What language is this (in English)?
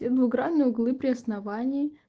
Russian